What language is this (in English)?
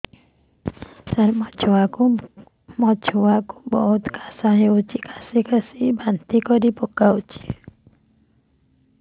Odia